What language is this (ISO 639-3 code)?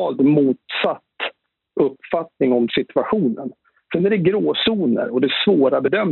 swe